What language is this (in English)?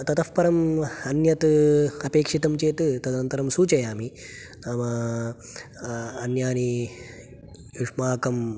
Sanskrit